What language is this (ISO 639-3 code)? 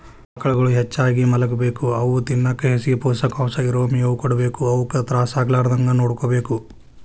kan